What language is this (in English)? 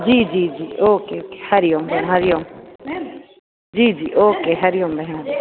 Sindhi